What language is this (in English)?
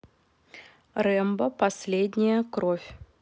Russian